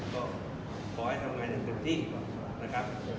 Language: Thai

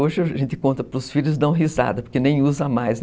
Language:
Portuguese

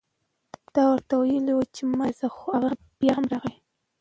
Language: Pashto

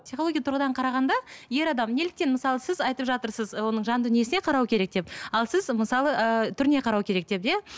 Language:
Kazakh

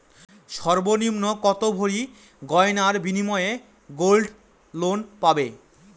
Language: Bangla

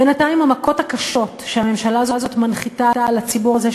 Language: Hebrew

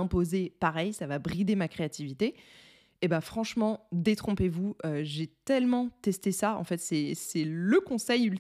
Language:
French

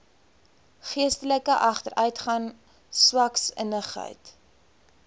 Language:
Afrikaans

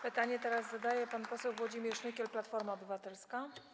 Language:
Polish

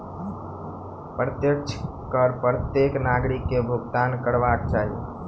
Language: Maithili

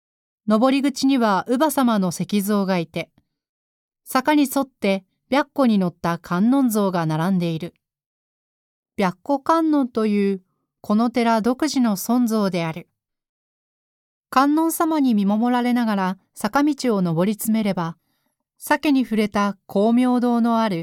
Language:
Japanese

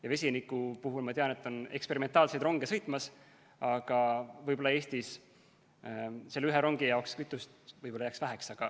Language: Estonian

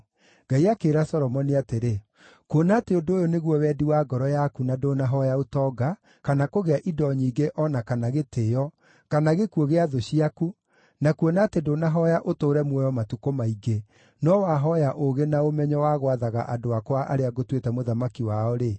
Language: Kikuyu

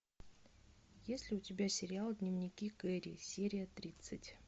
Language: Russian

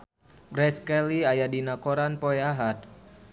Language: Sundanese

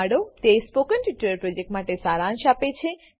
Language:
Gujarati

